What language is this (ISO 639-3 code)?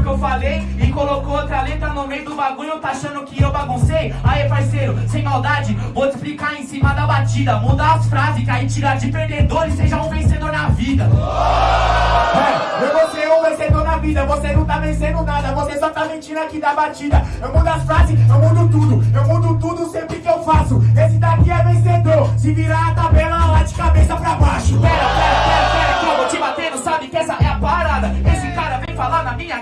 por